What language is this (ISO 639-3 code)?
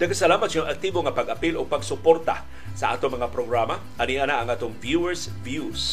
fil